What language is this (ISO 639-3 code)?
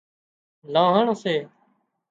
kxp